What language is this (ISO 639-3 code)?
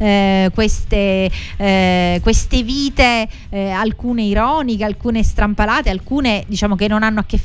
ita